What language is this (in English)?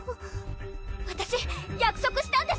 Japanese